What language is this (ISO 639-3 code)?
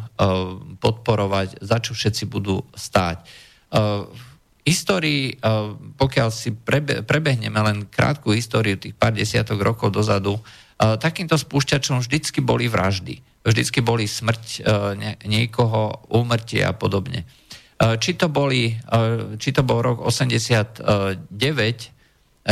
slk